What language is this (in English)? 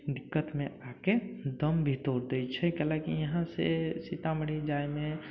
Maithili